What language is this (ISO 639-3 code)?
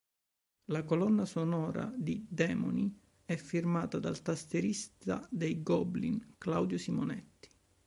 ita